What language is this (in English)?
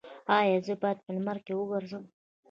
Pashto